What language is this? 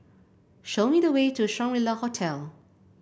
English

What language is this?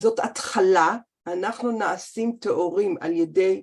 Hebrew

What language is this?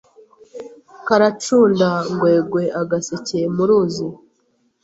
Kinyarwanda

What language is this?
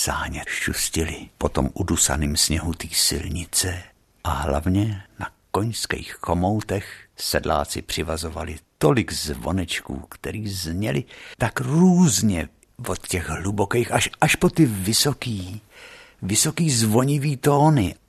Czech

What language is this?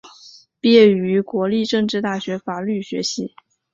Chinese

